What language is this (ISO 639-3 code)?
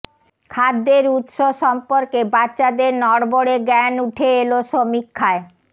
ben